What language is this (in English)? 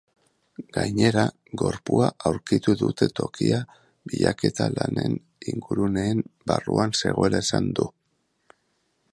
Basque